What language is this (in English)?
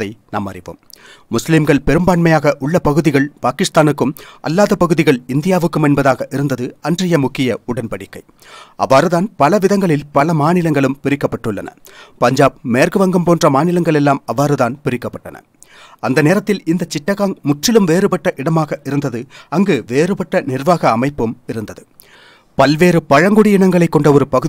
Tamil